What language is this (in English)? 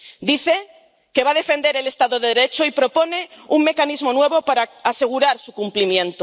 Spanish